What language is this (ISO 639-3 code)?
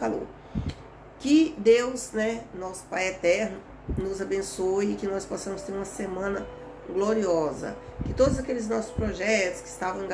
por